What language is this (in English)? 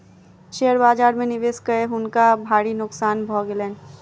Maithili